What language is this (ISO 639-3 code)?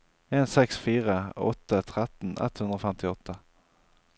nor